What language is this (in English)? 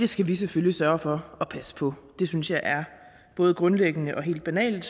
Danish